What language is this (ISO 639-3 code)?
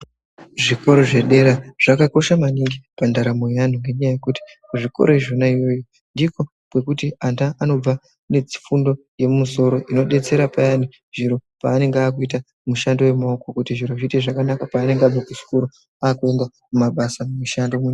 ndc